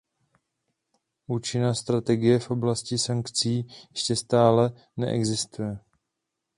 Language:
Czech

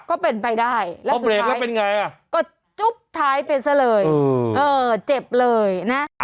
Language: Thai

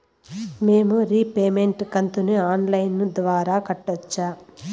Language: Telugu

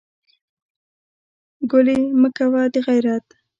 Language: Pashto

